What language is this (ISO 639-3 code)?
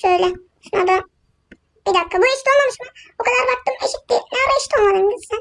tur